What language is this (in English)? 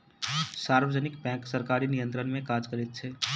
Maithili